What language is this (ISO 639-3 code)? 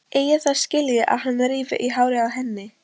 isl